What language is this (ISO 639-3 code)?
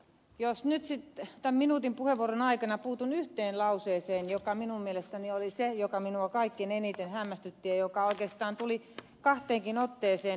fin